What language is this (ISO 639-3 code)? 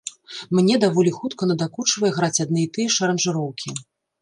bel